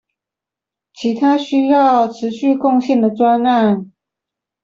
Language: Chinese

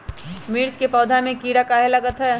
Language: Magahi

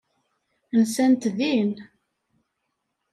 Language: Kabyle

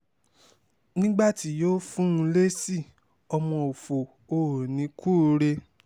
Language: Yoruba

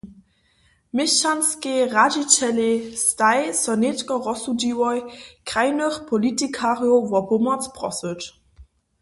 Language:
Upper Sorbian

